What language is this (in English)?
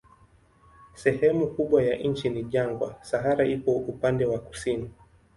Swahili